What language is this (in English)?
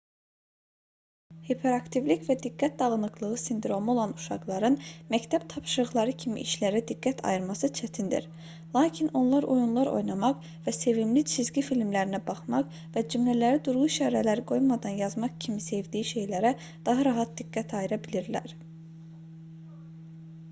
Azerbaijani